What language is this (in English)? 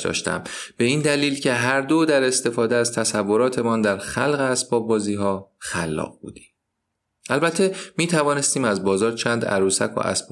Persian